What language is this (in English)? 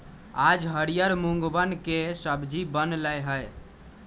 Magahi